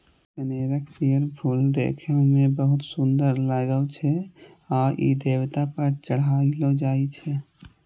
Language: Maithili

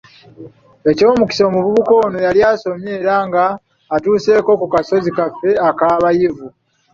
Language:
Ganda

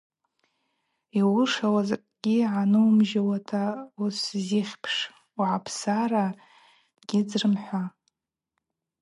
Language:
Abaza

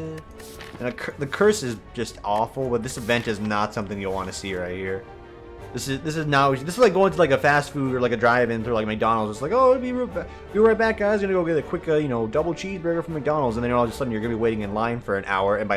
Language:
English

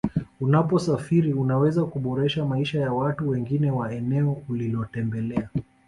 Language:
Swahili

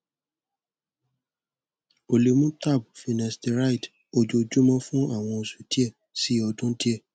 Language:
Yoruba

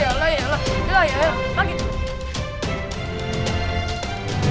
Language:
Indonesian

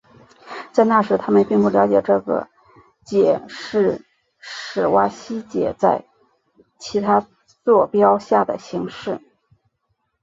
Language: Chinese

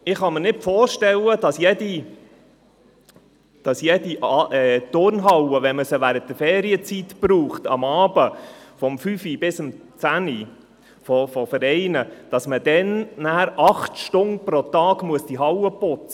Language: Swiss German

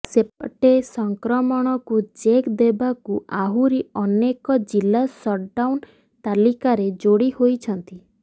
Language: Odia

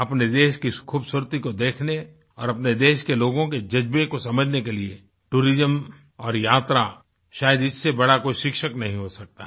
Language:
Hindi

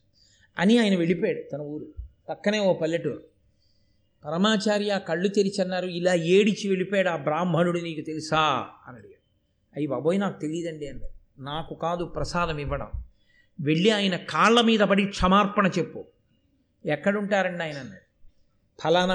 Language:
Telugu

